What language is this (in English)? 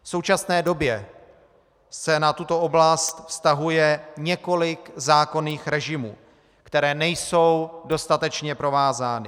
Czech